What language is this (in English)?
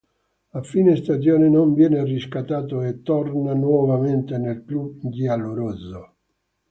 Italian